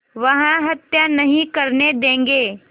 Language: Hindi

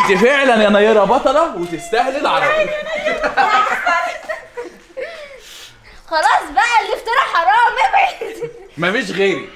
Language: Arabic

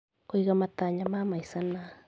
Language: Kikuyu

